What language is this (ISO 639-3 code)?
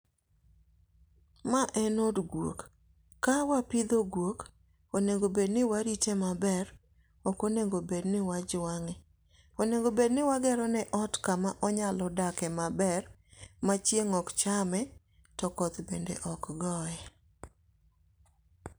luo